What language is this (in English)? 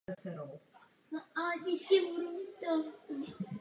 Czech